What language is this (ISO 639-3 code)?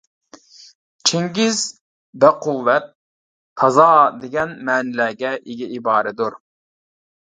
uig